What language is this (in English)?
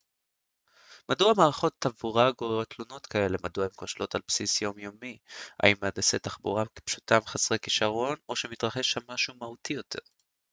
Hebrew